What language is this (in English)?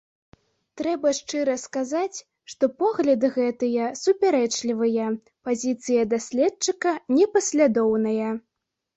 Belarusian